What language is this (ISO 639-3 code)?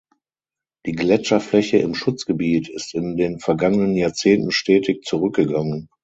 deu